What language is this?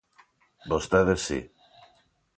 Galician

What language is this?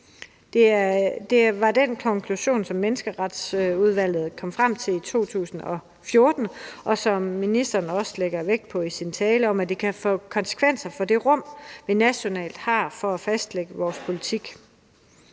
Danish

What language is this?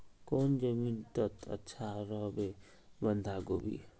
Magahi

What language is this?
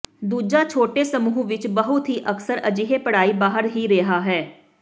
Punjabi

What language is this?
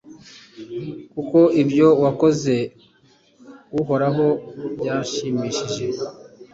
Kinyarwanda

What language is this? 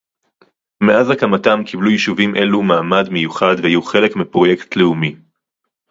Hebrew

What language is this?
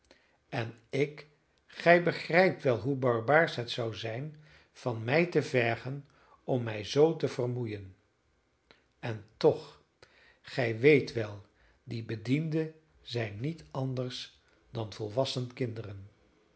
Dutch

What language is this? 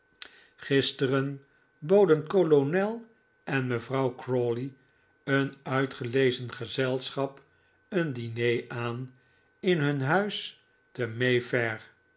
Dutch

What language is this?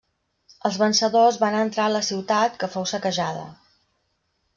Catalan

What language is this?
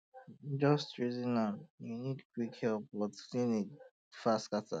Nigerian Pidgin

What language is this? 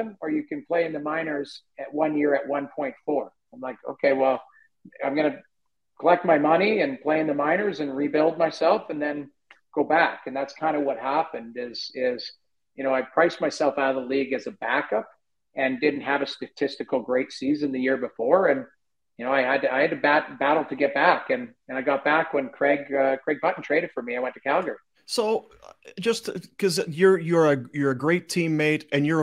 English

